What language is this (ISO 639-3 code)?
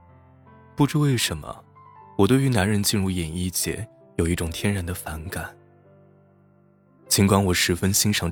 zho